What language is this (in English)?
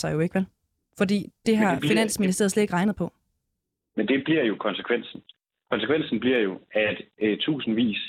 Danish